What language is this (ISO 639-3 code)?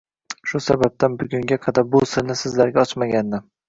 uzb